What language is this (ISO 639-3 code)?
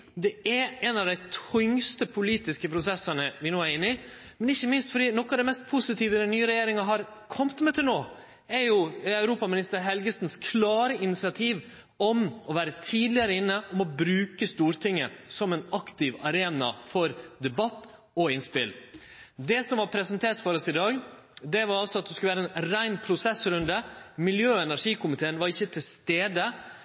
nno